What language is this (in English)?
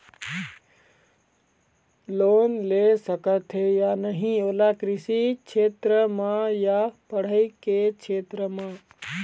Chhattisgarhi